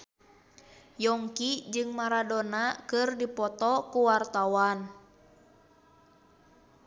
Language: Sundanese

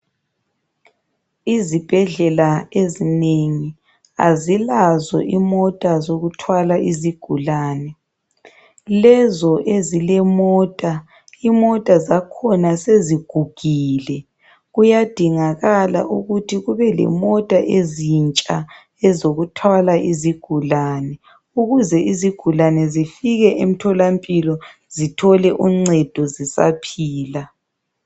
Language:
North Ndebele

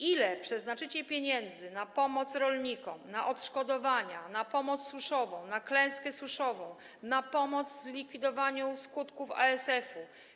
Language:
Polish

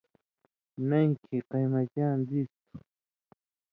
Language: Indus Kohistani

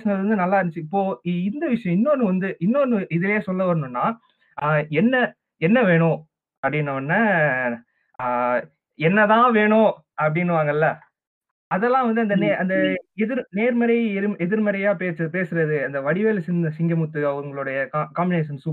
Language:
Tamil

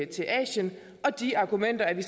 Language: Danish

